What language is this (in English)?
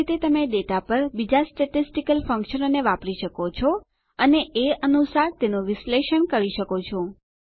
Gujarati